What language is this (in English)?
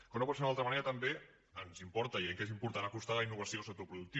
Catalan